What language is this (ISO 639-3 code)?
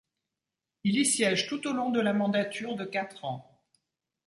fra